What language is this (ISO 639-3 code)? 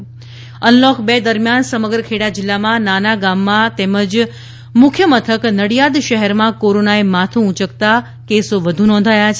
guj